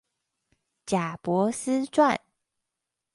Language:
Chinese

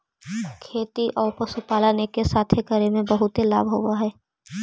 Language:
Magahi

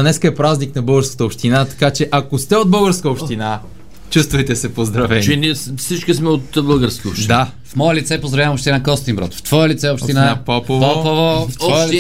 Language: Bulgarian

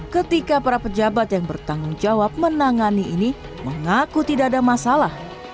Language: Indonesian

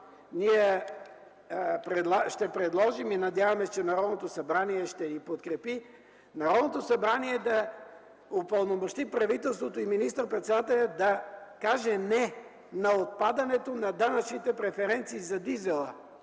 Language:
Bulgarian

